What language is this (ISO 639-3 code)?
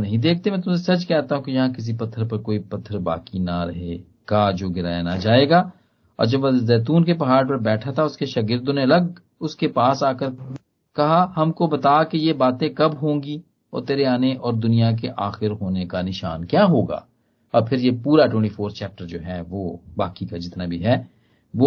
hin